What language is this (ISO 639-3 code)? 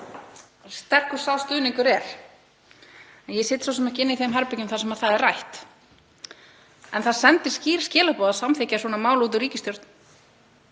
isl